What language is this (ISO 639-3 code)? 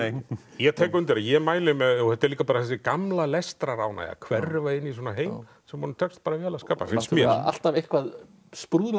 isl